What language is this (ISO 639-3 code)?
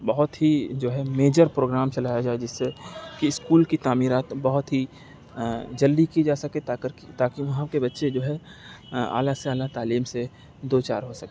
urd